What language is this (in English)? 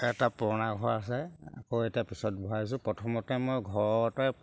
Assamese